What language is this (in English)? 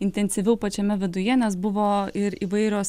Lithuanian